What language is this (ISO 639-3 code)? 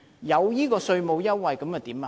yue